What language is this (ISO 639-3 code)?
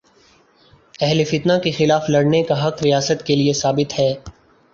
urd